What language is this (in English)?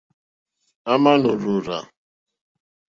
Mokpwe